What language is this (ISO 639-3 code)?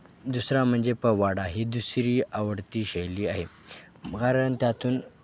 mar